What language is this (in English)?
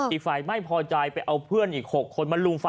Thai